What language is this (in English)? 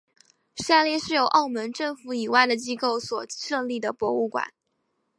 Chinese